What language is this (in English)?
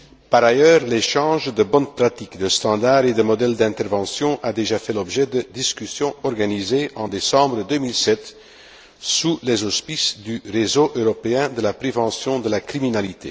French